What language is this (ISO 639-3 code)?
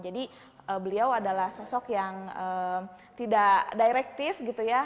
ind